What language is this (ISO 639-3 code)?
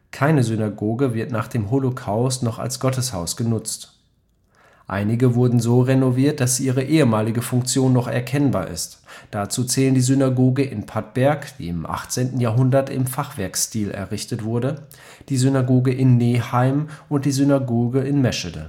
deu